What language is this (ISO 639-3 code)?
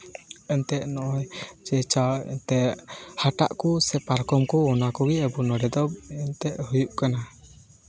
sat